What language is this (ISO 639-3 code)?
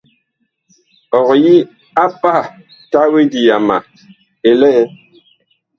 bkh